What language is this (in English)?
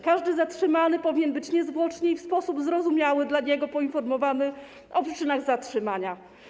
Polish